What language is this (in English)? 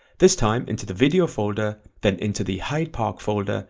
English